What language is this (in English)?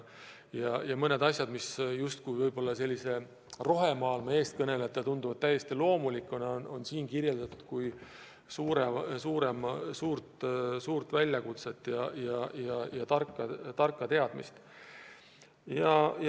Estonian